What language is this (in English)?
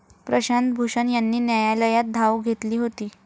Marathi